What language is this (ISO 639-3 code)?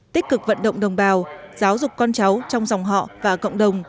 vie